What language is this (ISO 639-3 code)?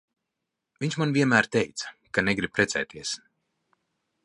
lav